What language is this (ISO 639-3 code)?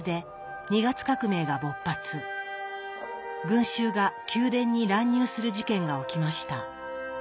jpn